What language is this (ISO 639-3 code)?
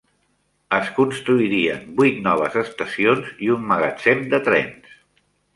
cat